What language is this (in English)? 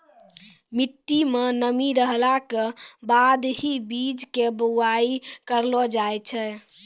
Maithili